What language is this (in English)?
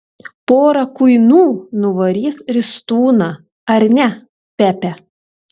Lithuanian